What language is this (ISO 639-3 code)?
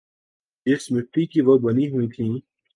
urd